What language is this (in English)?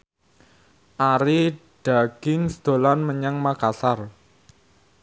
Javanese